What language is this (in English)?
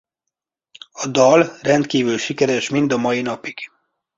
Hungarian